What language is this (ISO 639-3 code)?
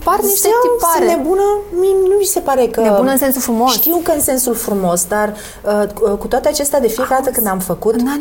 ron